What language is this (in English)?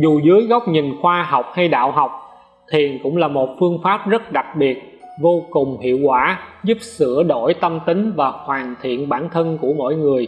Vietnamese